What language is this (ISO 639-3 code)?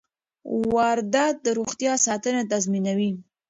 pus